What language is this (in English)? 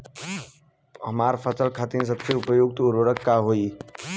Bhojpuri